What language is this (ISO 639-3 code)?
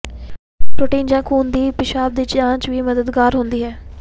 pan